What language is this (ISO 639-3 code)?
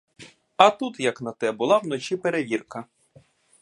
ukr